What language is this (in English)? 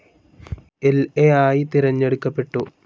Malayalam